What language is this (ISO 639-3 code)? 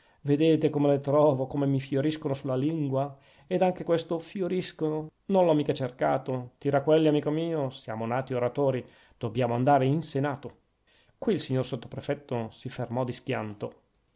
ita